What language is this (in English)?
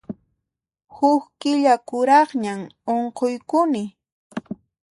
Puno Quechua